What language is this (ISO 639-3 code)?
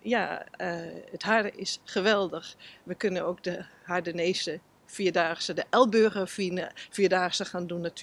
nld